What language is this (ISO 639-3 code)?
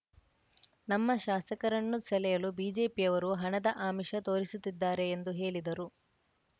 kan